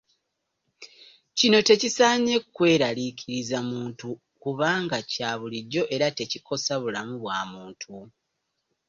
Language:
Ganda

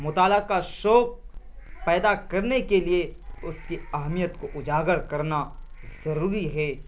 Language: Urdu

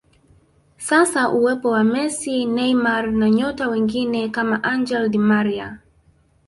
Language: Swahili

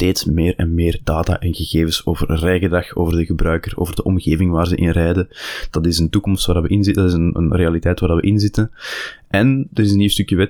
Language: Dutch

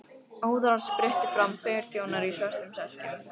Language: Icelandic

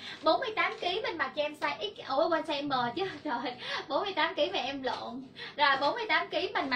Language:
Vietnamese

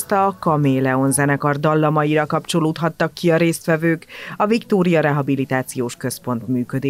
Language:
Hungarian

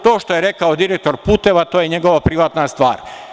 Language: Serbian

